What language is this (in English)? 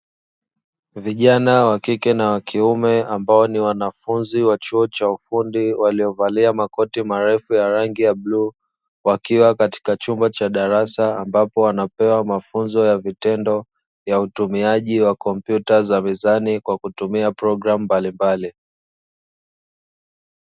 Swahili